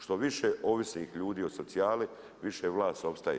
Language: Croatian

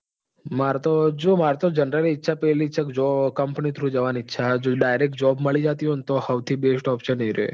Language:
Gujarati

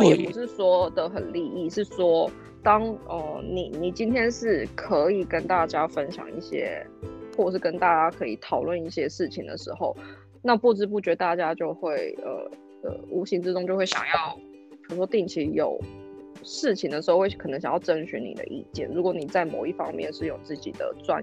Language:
Chinese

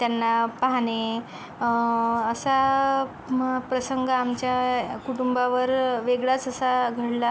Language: Marathi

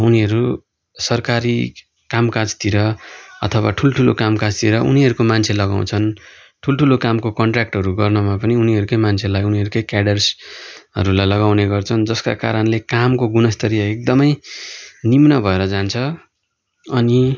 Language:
Nepali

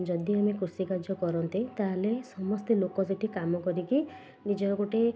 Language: Odia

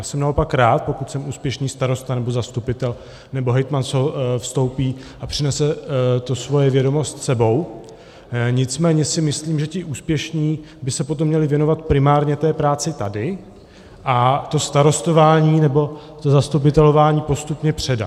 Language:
Czech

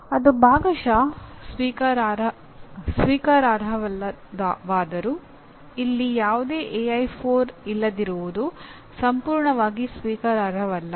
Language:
Kannada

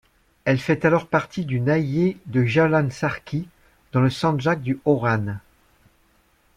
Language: French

